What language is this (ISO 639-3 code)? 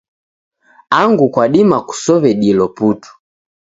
dav